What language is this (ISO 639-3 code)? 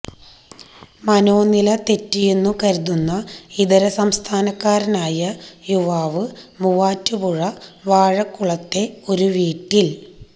mal